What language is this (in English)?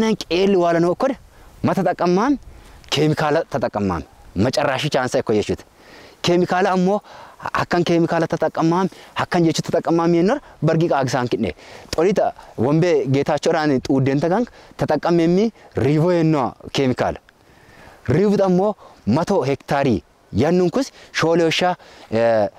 Arabic